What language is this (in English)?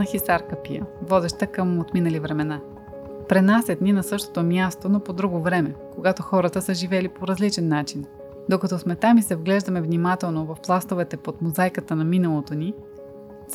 Bulgarian